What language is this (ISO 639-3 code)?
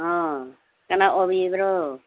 mni